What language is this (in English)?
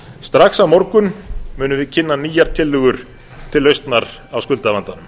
Icelandic